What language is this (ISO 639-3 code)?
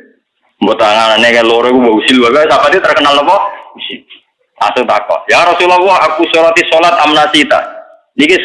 ind